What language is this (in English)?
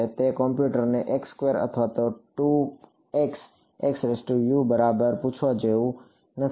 Gujarati